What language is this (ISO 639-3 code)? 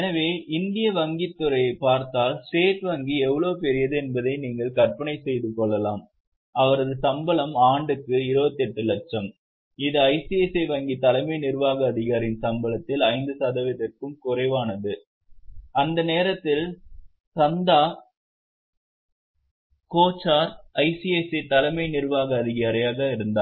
tam